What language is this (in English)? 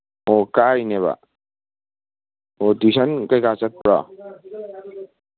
Manipuri